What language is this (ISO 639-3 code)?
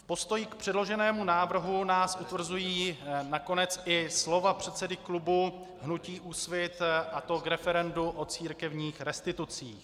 ces